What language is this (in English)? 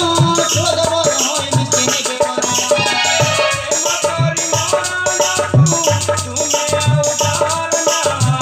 Arabic